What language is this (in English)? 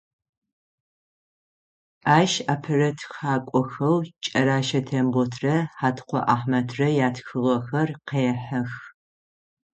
Adyghe